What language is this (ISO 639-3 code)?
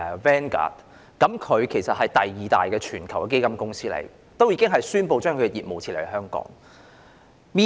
yue